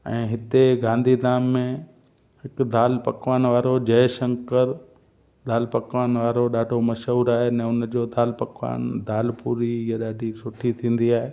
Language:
Sindhi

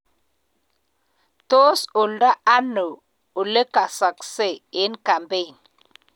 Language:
Kalenjin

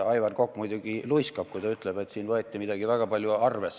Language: Estonian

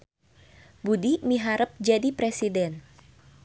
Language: Sundanese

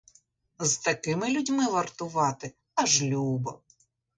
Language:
Ukrainian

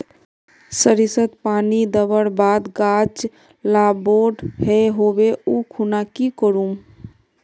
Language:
Magahi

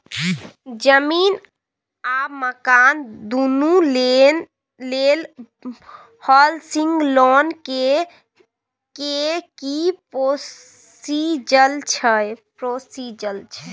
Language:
Maithili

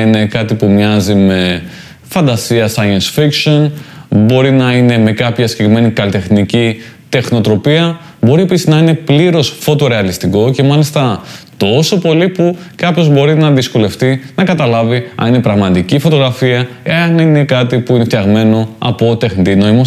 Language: Greek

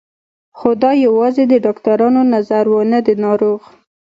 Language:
Pashto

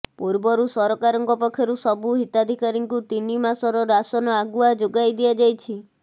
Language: Odia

